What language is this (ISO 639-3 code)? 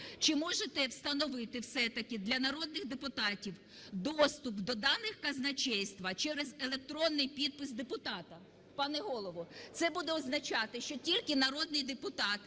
ukr